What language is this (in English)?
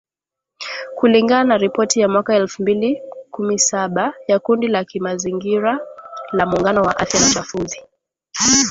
Swahili